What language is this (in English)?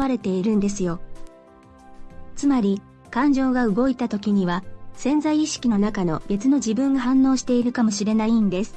Japanese